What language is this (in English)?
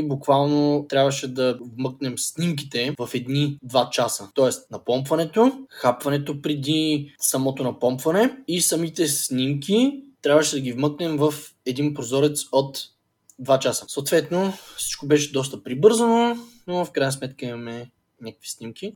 Bulgarian